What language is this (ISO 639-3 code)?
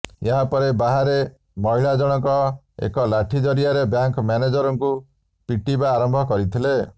ori